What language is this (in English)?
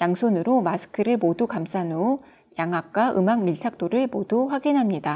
Korean